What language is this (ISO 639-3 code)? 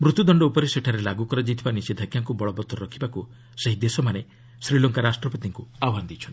ori